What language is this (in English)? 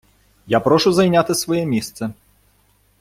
Ukrainian